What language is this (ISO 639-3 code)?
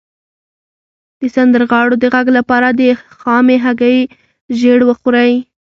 pus